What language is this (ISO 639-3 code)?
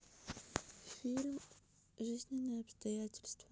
rus